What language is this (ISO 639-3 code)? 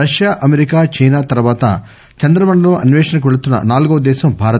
tel